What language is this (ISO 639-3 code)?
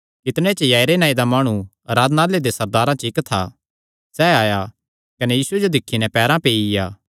xnr